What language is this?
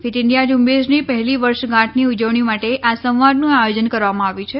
Gujarati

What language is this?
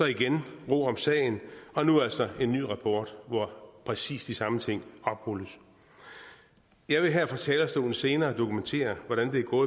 Danish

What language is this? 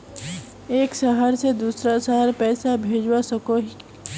Magahi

